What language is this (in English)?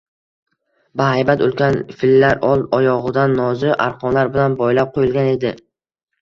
Uzbek